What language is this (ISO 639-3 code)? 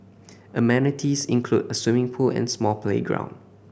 eng